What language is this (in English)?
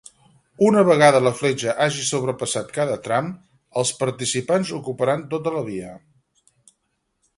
Catalan